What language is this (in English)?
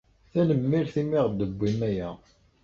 Kabyle